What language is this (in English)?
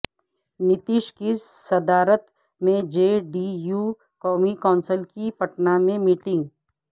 Urdu